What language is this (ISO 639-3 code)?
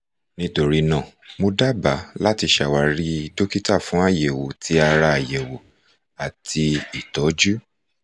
yor